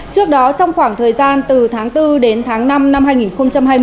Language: Vietnamese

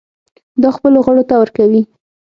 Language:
Pashto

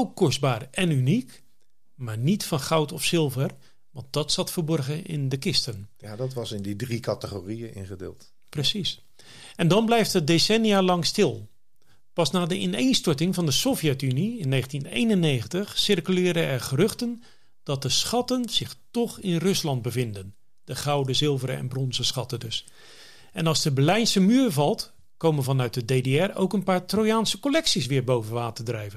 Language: Dutch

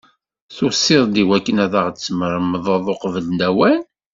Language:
Kabyle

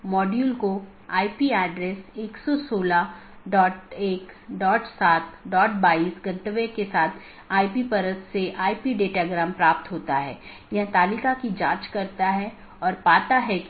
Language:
Hindi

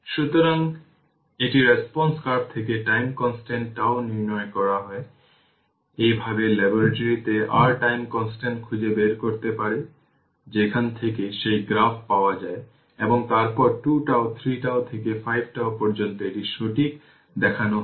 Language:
Bangla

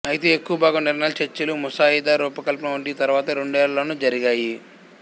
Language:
Telugu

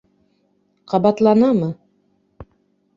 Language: Bashkir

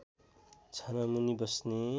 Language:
Nepali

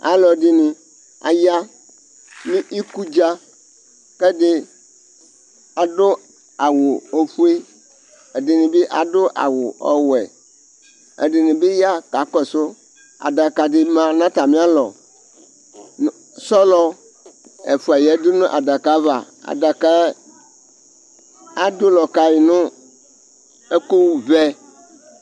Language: Ikposo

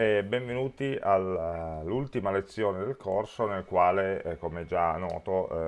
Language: Italian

